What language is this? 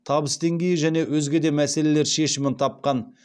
Kazakh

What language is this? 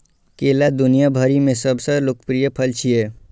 Maithili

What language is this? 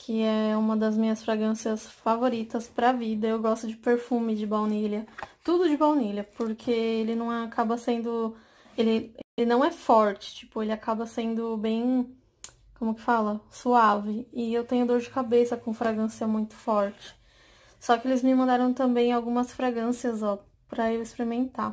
Portuguese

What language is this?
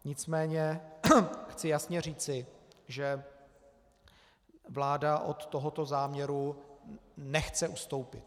Czech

